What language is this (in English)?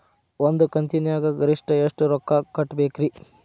Kannada